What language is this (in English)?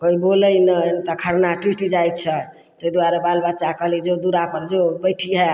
Maithili